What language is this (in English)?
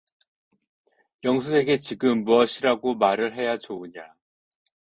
Korean